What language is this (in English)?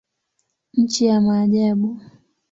Swahili